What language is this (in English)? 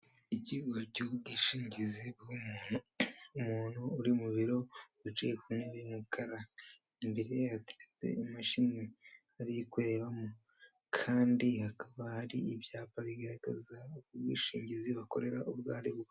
Kinyarwanda